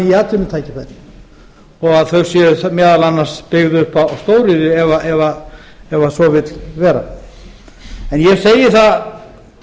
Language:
Icelandic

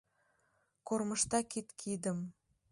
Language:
Mari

